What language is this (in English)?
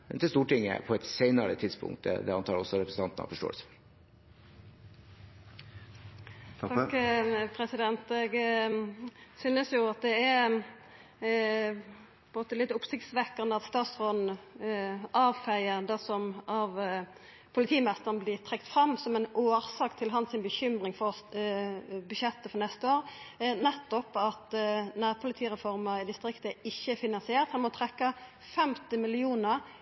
Norwegian